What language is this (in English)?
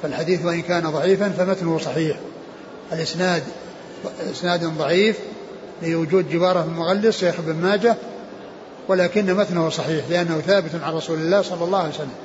Arabic